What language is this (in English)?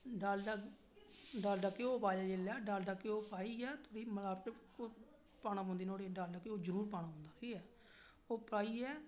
Dogri